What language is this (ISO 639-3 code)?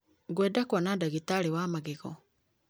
kik